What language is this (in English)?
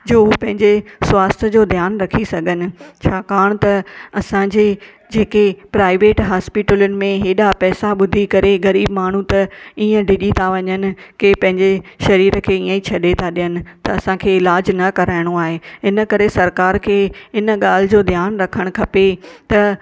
Sindhi